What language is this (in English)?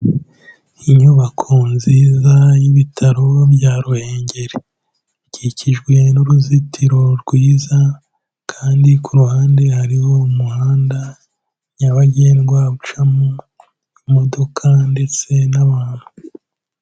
Kinyarwanda